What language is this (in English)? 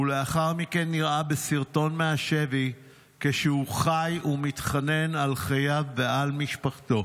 Hebrew